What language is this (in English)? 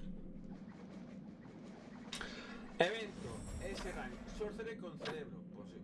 Spanish